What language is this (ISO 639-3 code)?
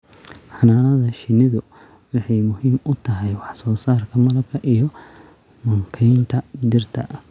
som